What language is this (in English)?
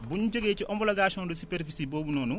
Wolof